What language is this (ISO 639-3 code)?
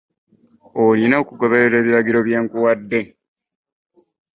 lug